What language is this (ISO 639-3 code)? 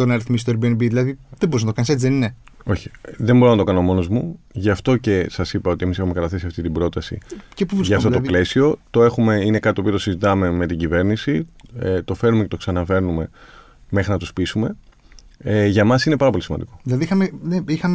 ell